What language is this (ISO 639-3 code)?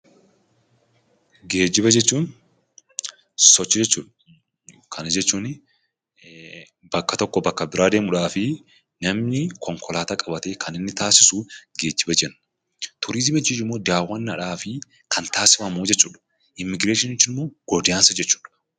orm